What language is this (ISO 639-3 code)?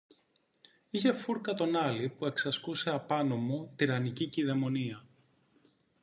ell